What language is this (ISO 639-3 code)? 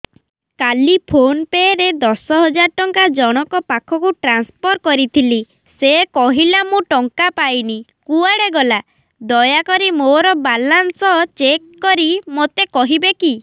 ori